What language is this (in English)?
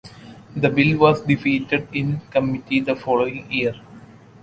English